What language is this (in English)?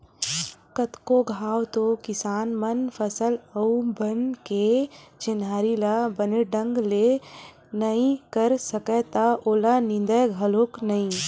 Chhattisgarhi